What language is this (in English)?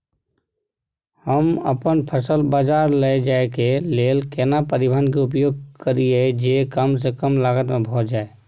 Maithili